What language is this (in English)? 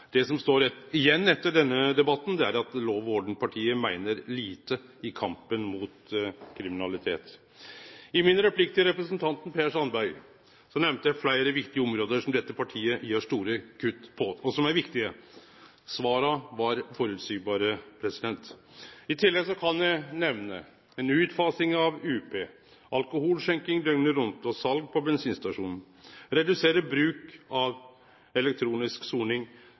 Norwegian Nynorsk